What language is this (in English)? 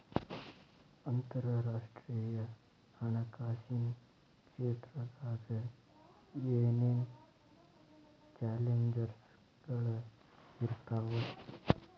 Kannada